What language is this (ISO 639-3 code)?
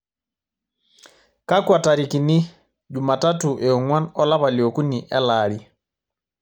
mas